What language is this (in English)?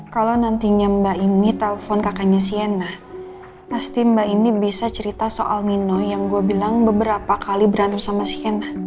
Indonesian